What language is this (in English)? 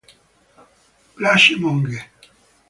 Italian